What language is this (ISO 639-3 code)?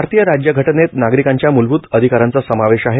mar